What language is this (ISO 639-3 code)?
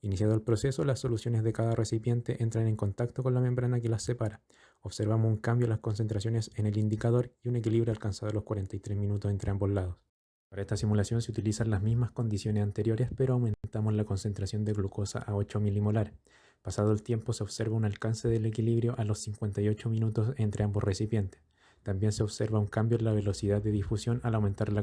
spa